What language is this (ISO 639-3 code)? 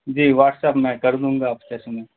urd